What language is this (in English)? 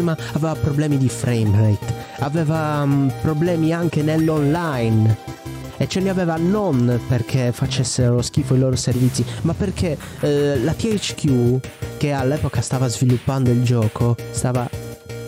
Italian